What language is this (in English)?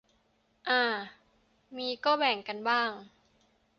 Thai